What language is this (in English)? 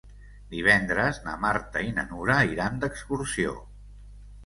Catalan